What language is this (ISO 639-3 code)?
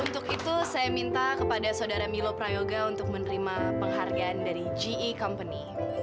ind